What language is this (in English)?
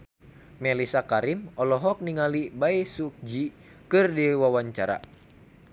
Sundanese